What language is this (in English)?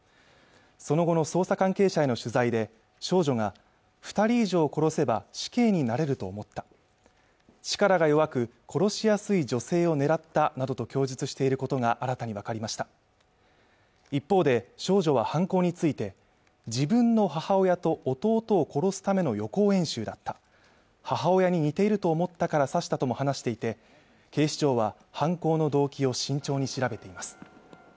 Japanese